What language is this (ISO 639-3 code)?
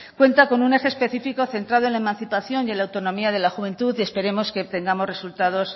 spa